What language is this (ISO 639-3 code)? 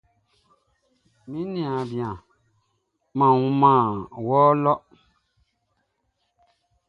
bci